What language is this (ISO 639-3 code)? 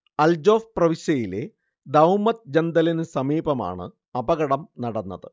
mal